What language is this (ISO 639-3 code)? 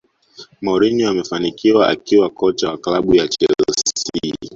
swa